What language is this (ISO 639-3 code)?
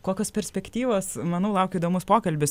lit